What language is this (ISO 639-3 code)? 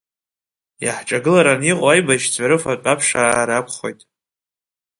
abk